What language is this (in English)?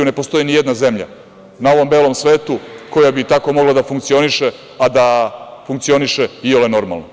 Serbian